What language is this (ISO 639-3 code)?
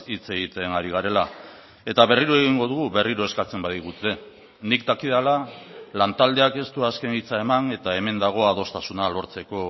eus